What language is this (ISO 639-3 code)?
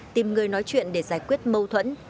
vie